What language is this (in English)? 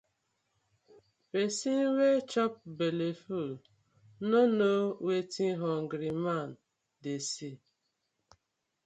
Nigerian Pidgin